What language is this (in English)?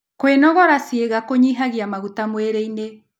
Kikuyu